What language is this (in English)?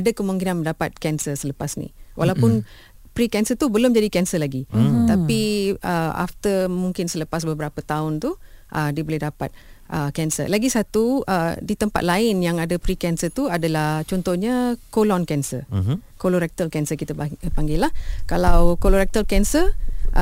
Malay